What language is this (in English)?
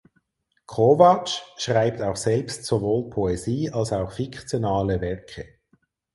German